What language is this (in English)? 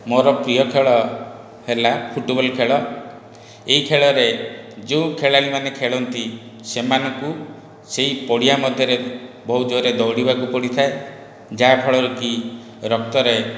Odia